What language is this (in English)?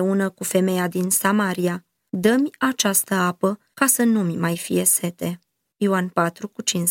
Romanian